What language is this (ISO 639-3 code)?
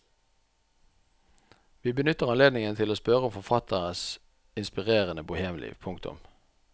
nor